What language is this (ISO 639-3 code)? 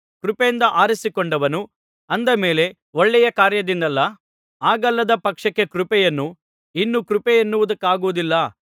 kan